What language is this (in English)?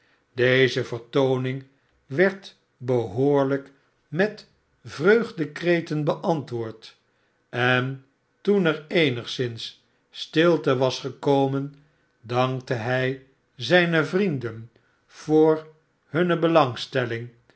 Dutch